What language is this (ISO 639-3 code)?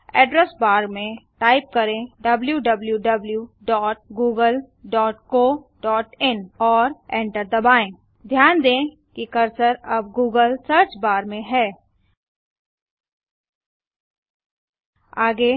hin